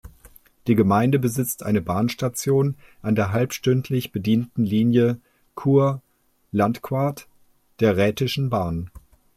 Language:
German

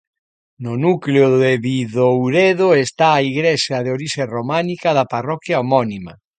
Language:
Galician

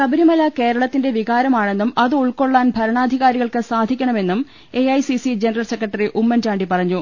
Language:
Malayalam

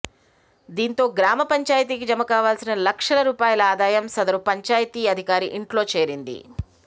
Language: Telugu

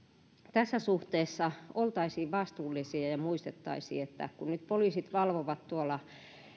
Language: Finnish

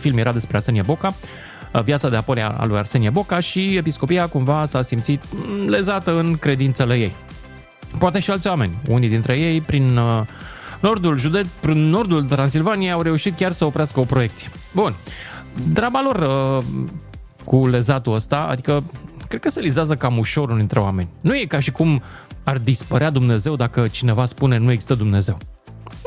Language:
Romanian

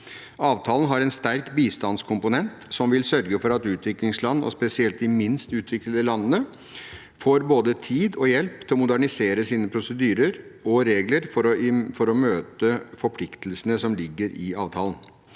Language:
Norwegian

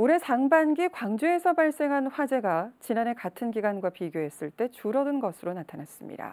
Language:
Korean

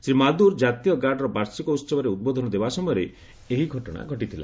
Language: Odia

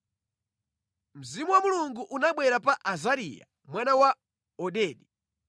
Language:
Nyanja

